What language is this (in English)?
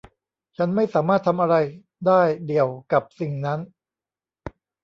Thai